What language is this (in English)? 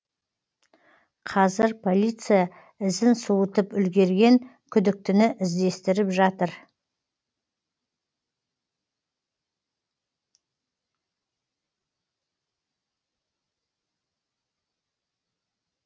Kazakh